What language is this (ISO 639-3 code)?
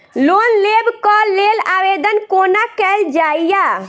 mai